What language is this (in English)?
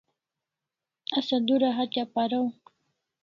Kalasha